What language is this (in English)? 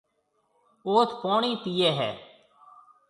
Marwari (Pakistan)